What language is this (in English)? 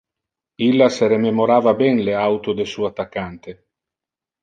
Interlingua